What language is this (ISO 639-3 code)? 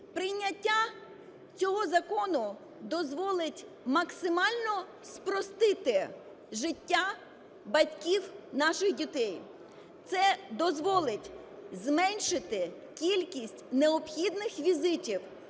ukr